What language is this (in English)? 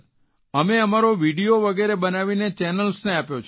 Gujarati